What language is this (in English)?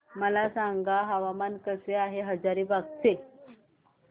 Marathi